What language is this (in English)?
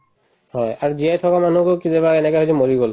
Assamese